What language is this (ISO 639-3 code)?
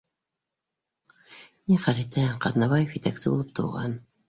bak